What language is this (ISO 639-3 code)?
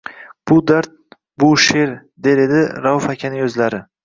uzb